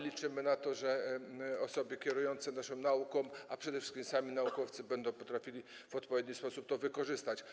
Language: Polish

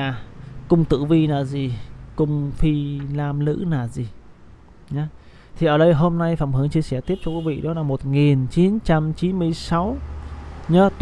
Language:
Vietnamese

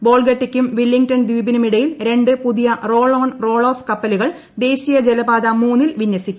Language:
Malayalam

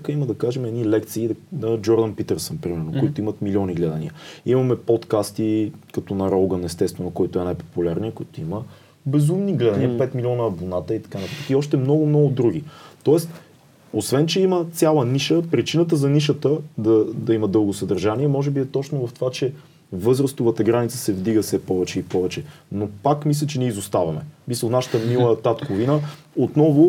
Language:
Bulgarian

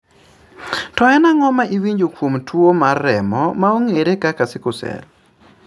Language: Luo (Kenya and Tanzania)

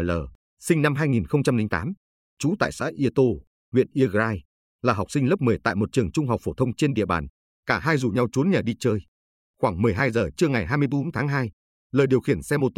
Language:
Vietnamese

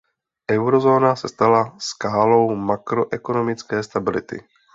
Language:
Czech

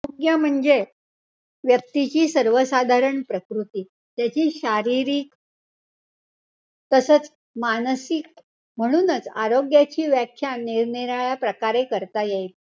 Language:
Marathi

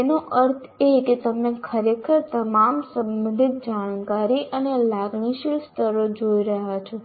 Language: Gujarati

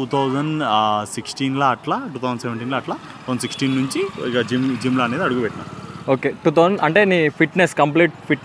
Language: Telugu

